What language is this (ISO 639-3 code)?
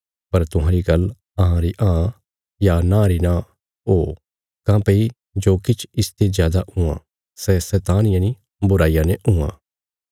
kfs